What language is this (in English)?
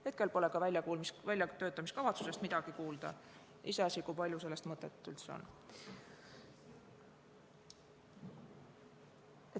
Estonian